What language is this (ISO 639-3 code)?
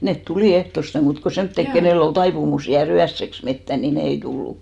fin